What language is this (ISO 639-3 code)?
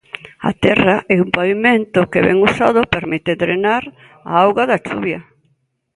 glg